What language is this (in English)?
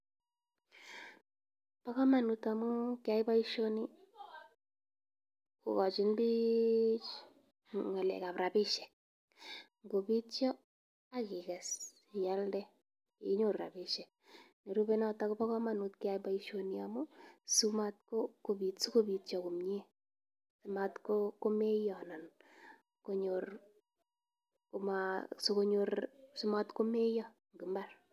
Kalenjin